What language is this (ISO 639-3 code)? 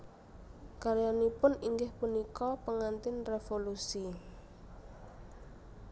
jav